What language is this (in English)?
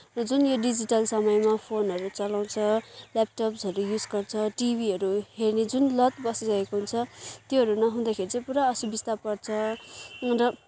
Nepali